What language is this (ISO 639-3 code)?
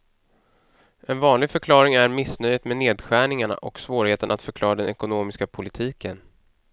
swe